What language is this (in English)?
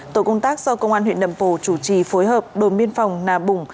Vietnamese